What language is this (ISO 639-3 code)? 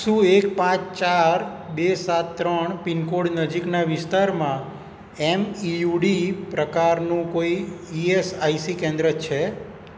guj